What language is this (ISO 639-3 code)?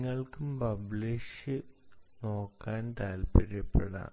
mal